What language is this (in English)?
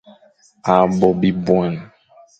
Fang